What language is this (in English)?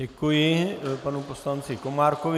Czech